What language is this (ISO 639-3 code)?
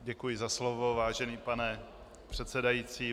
ces